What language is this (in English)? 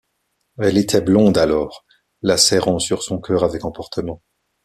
French